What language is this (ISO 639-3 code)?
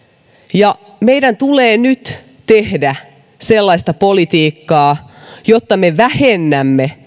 fin